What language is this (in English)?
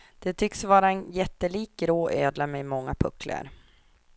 Swedish